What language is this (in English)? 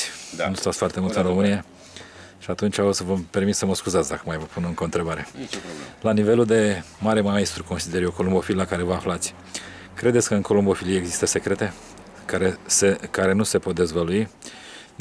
Romanian